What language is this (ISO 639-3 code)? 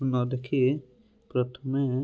ori